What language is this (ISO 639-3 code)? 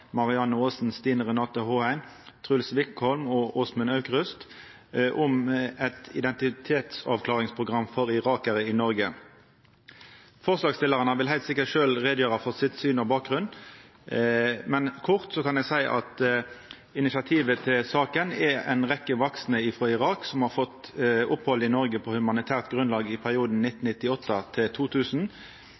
nno